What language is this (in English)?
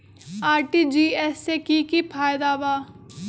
Magahi